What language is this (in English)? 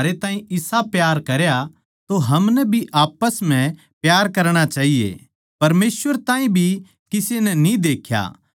Haryanvi